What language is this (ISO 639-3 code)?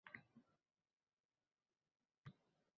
uzb